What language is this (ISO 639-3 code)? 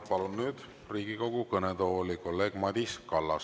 est